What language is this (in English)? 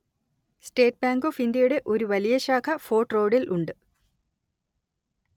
Malayalam